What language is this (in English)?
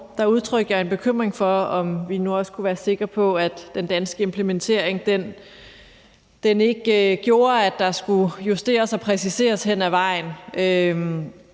Danish